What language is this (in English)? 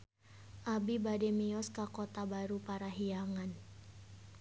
Sundanese